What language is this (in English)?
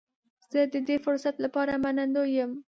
Pashto